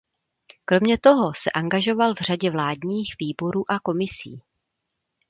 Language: Czech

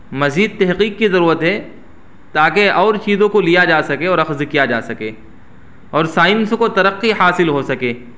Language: Urdu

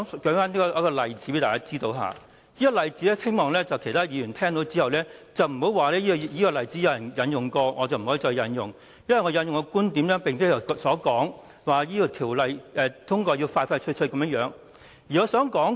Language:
Cantonese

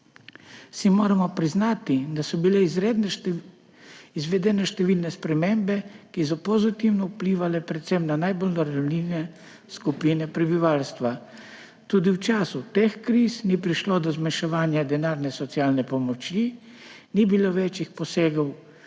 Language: Slovenian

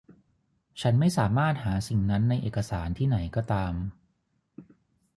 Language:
Thai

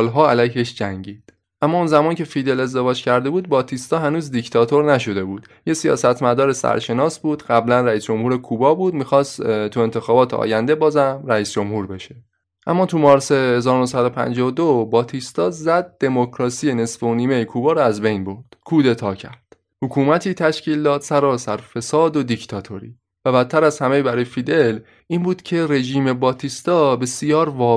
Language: Persian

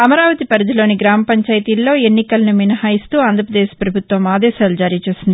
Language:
Telugu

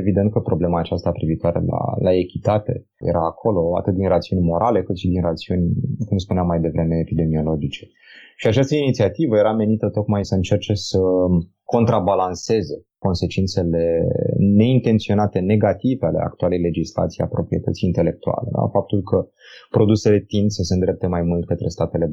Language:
Romanian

